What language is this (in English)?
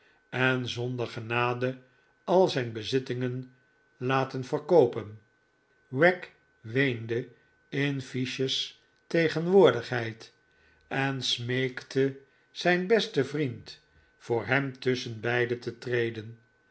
Dutch